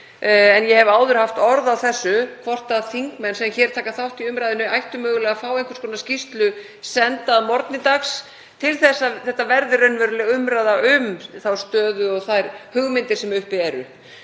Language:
Icelandic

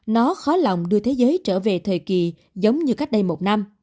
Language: Vietnamese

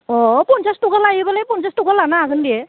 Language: Bodo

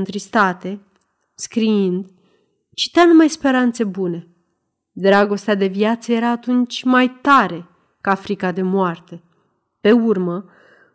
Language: Romanian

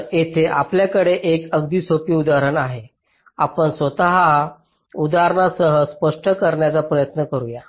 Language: Marathi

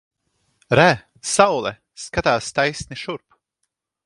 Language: Latvian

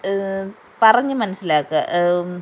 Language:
Malayalam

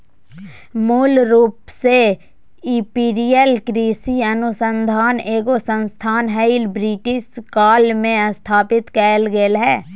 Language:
Magahi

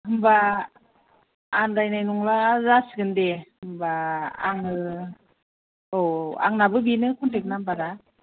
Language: Bodo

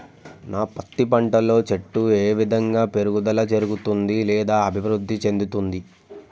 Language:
Telugu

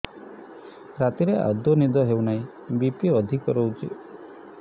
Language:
Odia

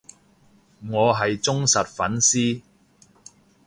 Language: Cantonese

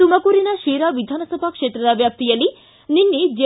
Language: Kannada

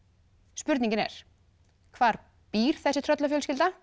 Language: Icelandic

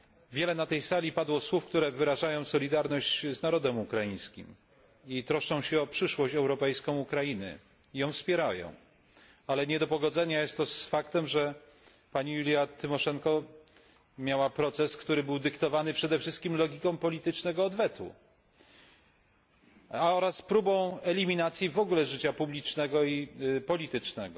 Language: Polish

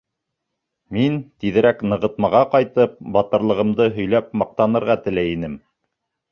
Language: Bashkir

